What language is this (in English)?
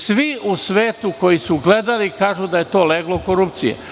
Serbian